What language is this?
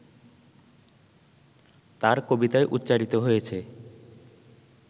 Bangla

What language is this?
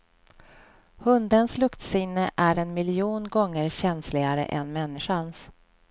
Swedish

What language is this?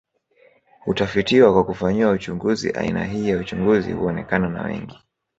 Swahili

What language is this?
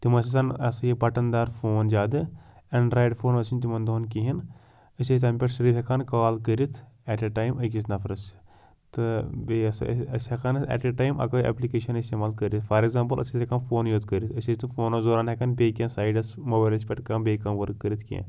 Kashmiri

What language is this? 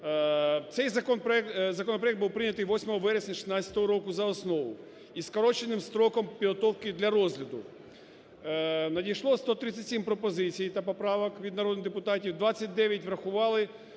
Ukrainian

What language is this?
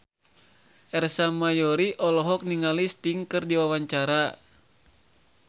Sundanese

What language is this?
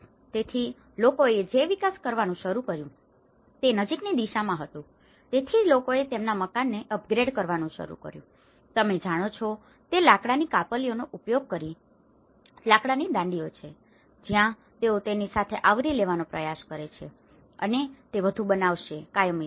Gujarati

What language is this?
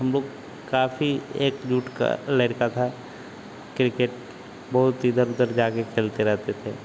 Hindi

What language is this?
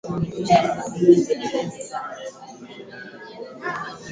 Swahili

